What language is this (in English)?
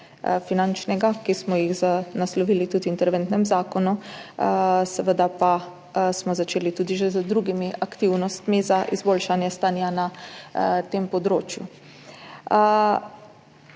Slovenian